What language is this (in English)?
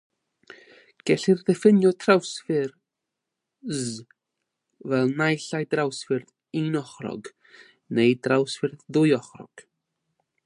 Welsh